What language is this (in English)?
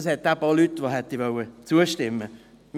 Swiss German